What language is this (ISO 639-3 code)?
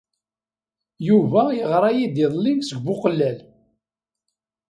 kab